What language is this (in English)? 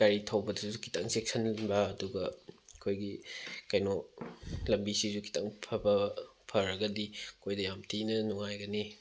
Manipuri